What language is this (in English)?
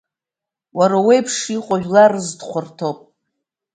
Abkhazian